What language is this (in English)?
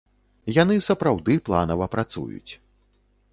Belarusian